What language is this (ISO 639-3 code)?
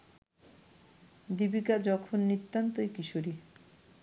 ben